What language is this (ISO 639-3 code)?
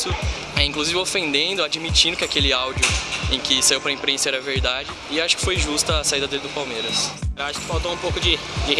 por